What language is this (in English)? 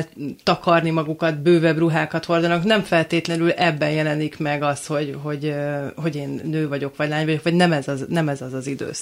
Hungarian